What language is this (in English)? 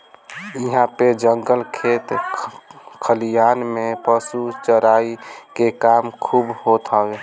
Bhojpuri